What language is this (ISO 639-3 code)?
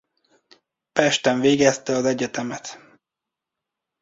hun